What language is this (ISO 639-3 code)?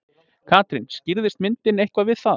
isl